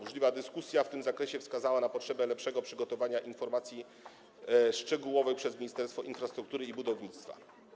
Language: Polish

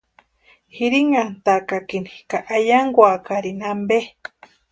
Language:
Western Highland Purepecha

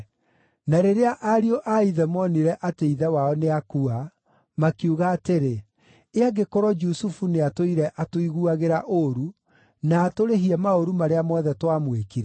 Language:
Kikuyu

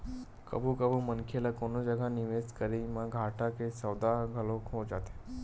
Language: Chhattisgarhi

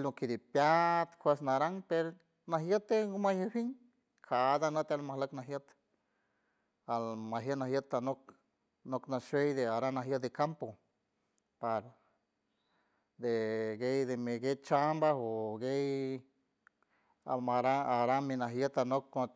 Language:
San Francisco Del Mar Huave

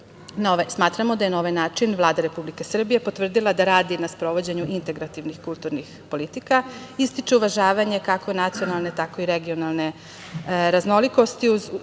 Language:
Serbian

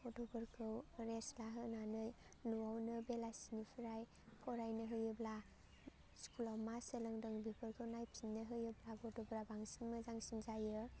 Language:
Bodo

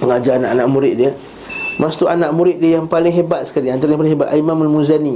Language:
Malay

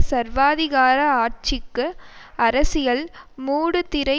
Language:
Tamil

